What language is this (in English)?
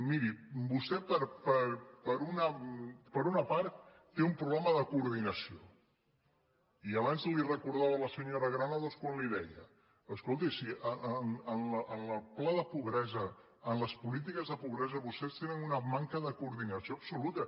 Catalan